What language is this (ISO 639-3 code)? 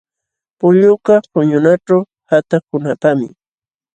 qxw